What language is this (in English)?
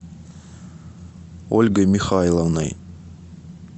Russian